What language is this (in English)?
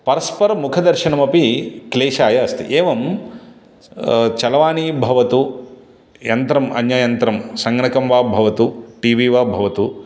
Sanskrit